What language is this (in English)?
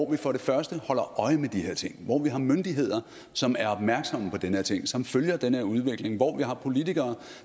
Danish